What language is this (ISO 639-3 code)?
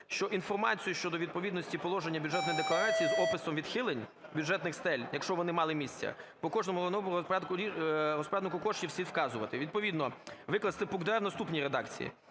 ukr